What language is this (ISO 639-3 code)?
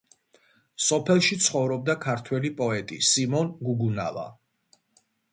kat